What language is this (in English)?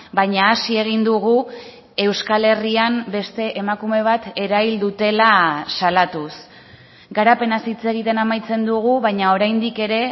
Basque